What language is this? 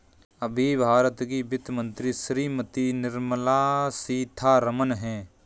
Hindi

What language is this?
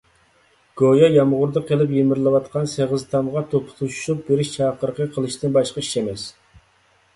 Uyghur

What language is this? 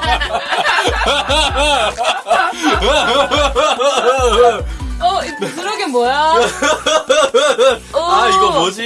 Korean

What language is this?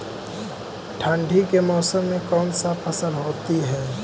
Magahi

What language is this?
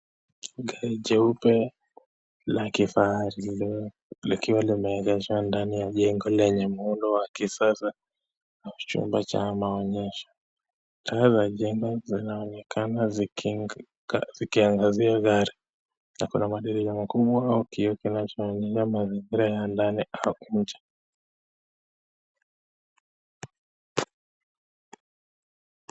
Swahili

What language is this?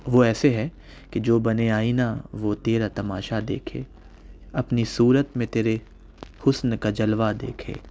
Urdu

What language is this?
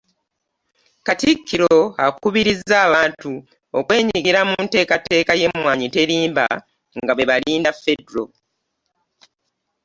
Ganda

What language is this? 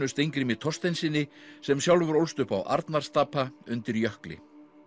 Icelandic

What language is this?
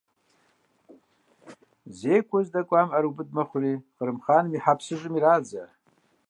Kabardian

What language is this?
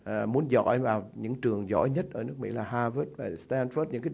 Vietnamese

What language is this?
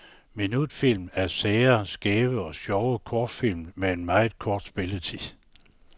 Danish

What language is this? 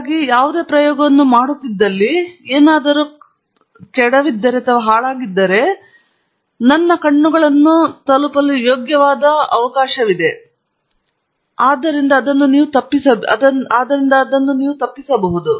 Kannada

